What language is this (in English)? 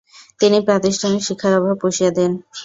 Bangla